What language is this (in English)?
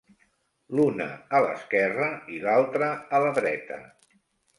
Catalan